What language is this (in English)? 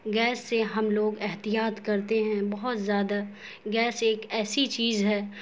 Urdu